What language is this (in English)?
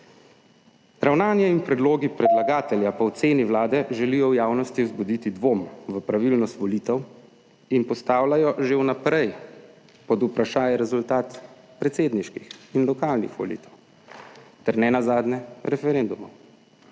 Slovenian